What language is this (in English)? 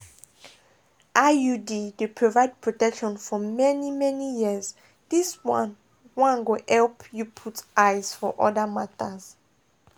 Nigerian Pidgin